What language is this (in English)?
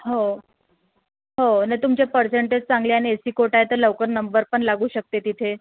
Marathi